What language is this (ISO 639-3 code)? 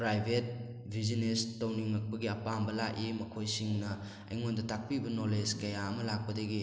mni